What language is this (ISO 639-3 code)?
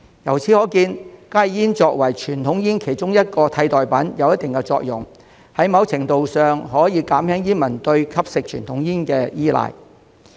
yue